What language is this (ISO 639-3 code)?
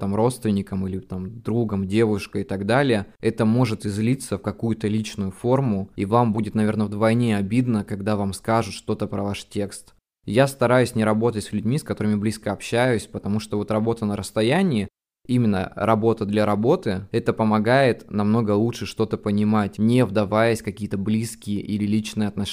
rus